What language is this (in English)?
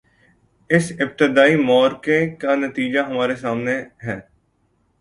Urdu